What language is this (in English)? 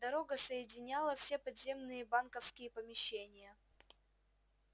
Russian